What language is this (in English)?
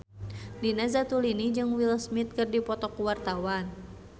Sundanese